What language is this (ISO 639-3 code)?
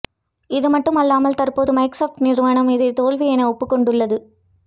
tam